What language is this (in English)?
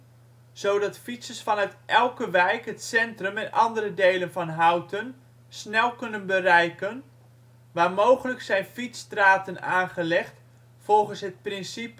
Dutch